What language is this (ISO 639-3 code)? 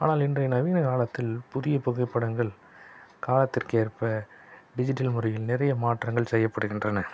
tam